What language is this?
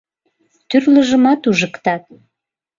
Mari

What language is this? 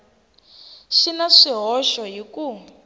Tsonga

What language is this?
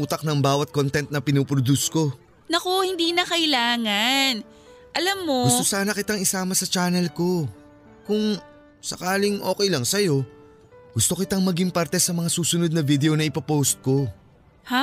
Filipino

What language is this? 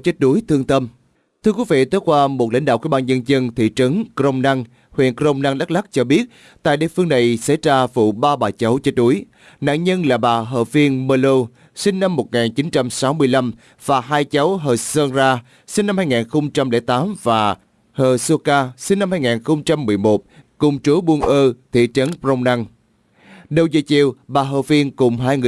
Vietnamese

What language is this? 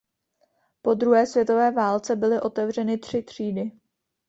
Czech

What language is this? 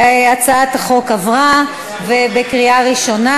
Hebrew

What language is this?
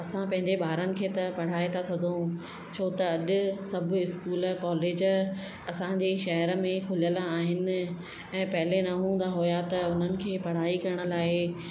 Sindhi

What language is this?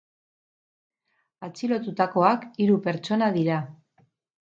Basque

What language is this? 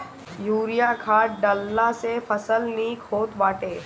Bhojpuri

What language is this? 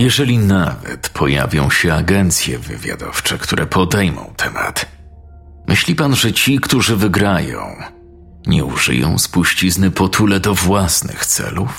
Polish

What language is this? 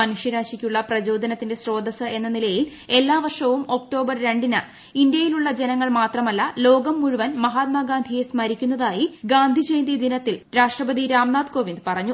Malayalam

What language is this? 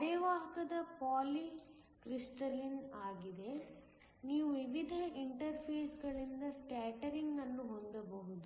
Kannada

